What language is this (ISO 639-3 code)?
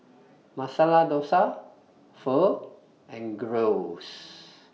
eng